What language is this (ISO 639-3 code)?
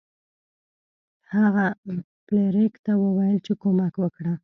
pus